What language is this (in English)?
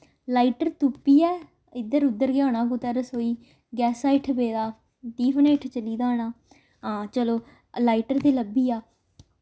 Dogri